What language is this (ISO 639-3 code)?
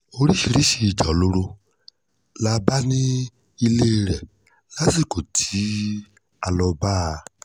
yor